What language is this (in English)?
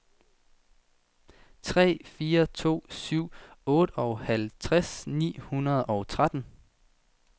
Danish